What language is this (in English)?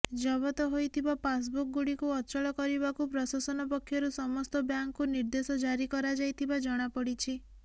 Odia